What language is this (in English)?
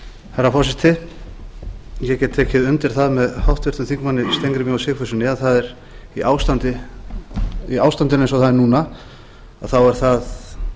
Icelandic